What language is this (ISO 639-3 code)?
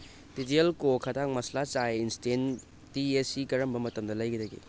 mni